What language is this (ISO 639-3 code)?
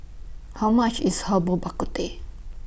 eng